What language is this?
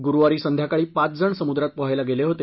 Marathi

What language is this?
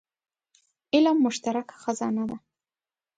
Pashto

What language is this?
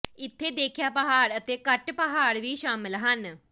Punjabi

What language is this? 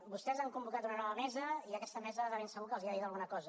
Catalan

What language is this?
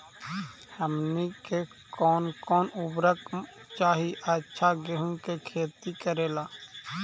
Magahi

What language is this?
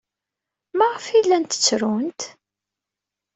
Kabyle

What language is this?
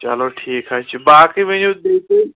Kashmiri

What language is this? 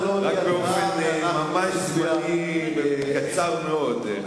Hebrew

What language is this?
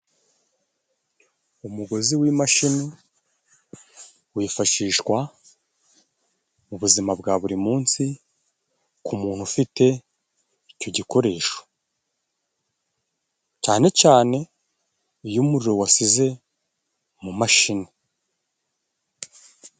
Kinyarwanda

